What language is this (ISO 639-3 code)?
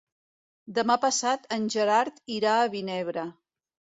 cat